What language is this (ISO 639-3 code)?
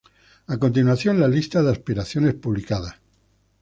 spa